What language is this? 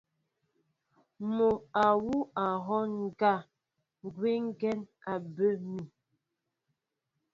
Mbo (Cameroon)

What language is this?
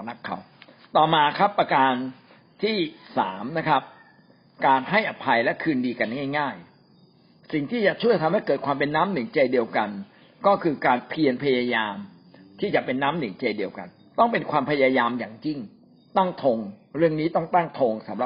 Thai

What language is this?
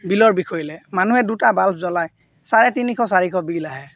Assamese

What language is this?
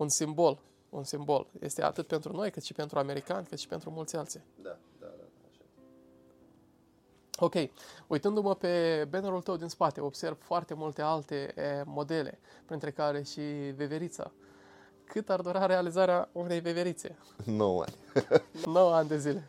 Romanian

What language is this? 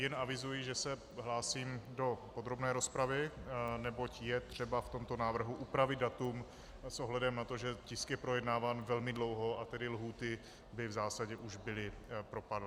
Czech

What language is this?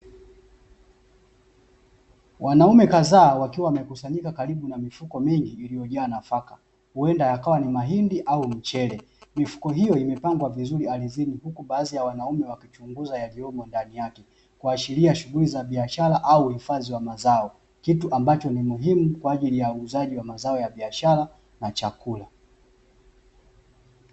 Swahili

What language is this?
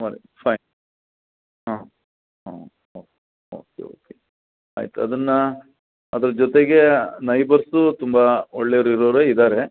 Kannada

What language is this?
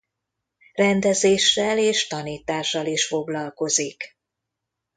Hungarian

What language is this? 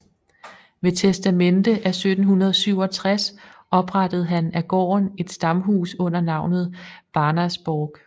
Danish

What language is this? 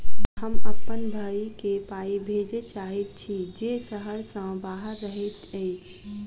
Maithili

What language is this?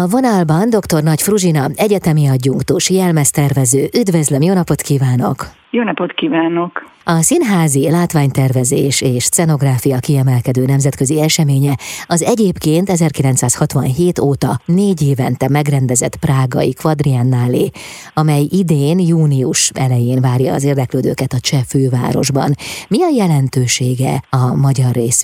Hungarian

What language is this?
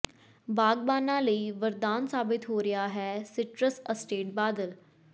Punjabi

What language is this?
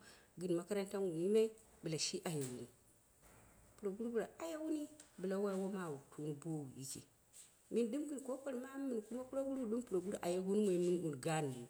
Dera (Nigeria)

